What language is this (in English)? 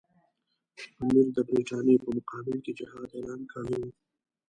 Pashto